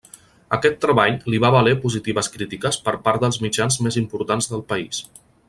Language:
Catalan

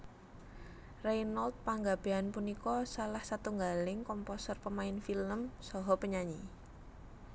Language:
Javanese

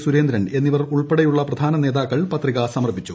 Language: Malayalam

